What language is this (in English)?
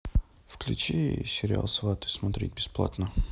Russian